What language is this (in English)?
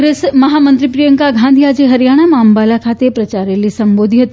Gujarati